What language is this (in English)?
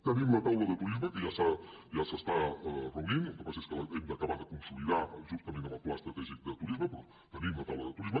Catalan